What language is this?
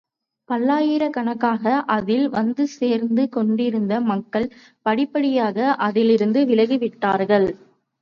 Tamil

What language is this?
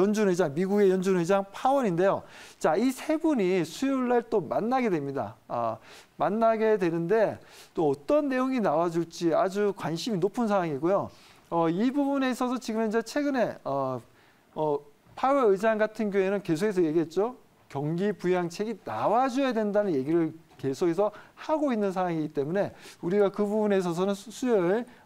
Korean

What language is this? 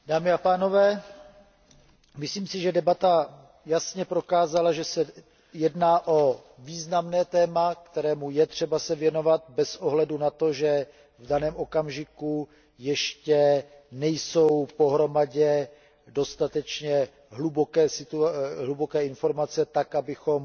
Czech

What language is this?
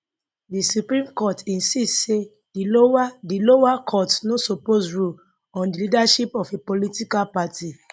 Nigerian Pidgin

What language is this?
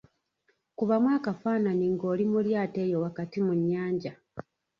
Ganda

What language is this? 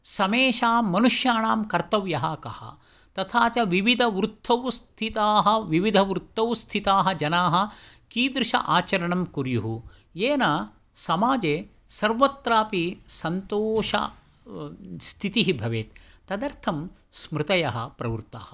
Sanskrit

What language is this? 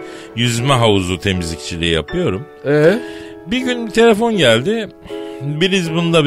Turkish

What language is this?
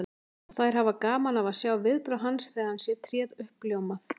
Icelandic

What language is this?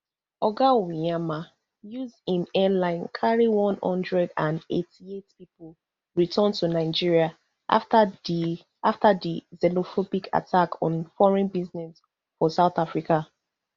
Nigerian Pidgin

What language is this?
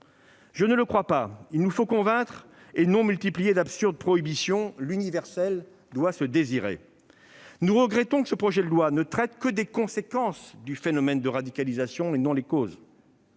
French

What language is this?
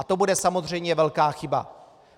Czech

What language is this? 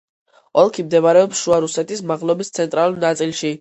Georgian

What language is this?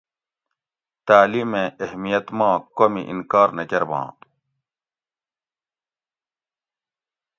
Gawri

